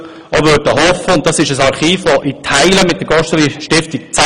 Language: Swiss German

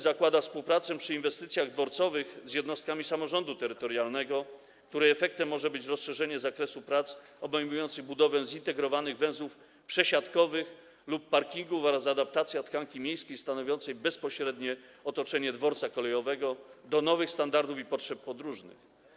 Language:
Polish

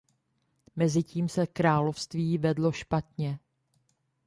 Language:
Czech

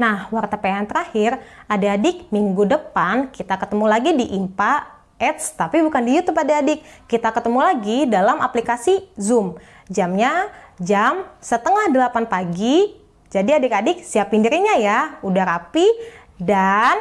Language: Indonesian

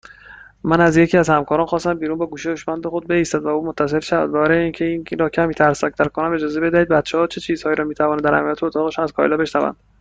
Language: Persian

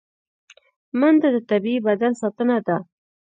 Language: Pashto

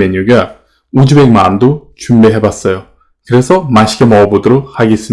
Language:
Korean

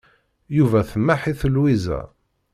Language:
Kabyle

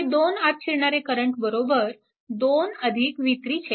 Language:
Marathi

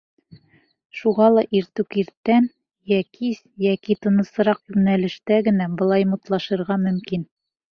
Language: Bashkir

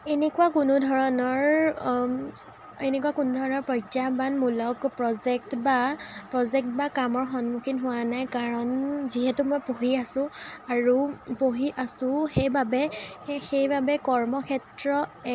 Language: Assamese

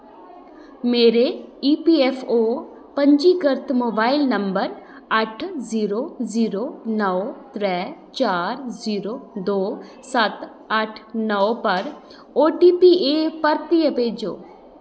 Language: Dogri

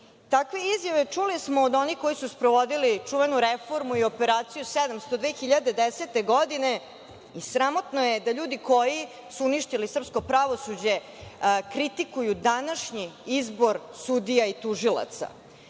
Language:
Serbian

